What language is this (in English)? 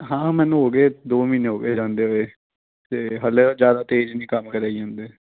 Punjabi